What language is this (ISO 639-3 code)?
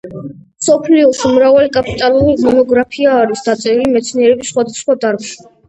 kat